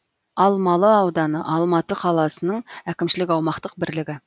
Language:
Kazakh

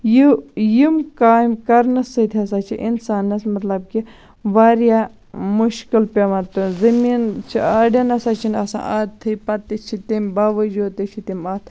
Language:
Kashmiri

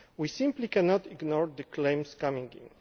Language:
English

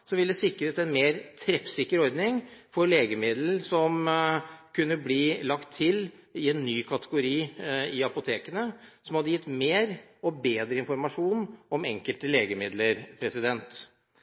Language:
Norwegian Bokmål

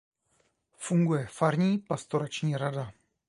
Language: Czech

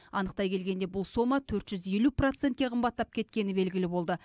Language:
Kazakh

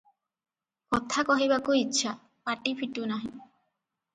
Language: Odia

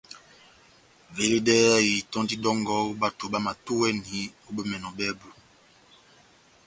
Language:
Batanga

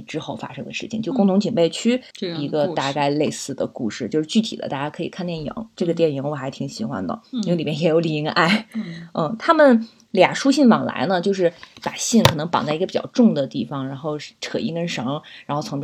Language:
Chinese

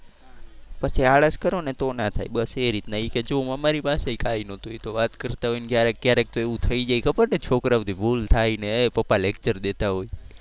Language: Gujarati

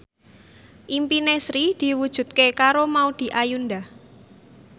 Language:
Javanese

